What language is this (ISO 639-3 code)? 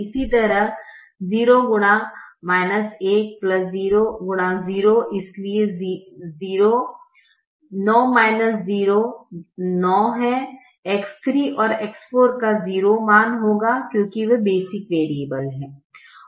hin